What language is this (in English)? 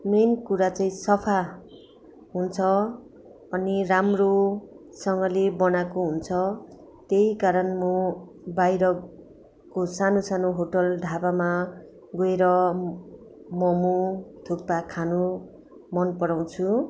Nepali